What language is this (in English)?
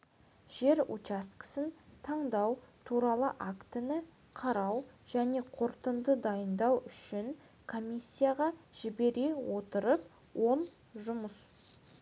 Kazakh